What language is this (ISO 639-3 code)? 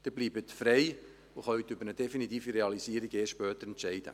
gsw